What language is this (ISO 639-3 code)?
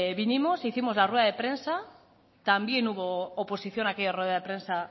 spa